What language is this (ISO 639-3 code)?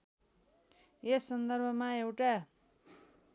nep